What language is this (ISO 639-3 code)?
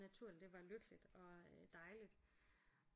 dan